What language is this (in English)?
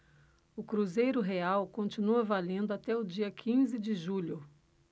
Portuguese